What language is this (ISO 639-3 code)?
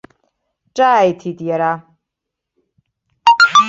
abk